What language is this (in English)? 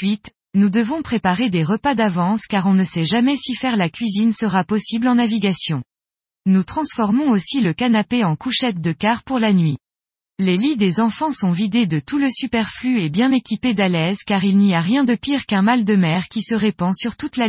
French